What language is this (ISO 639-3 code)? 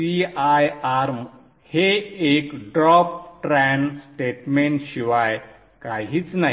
mar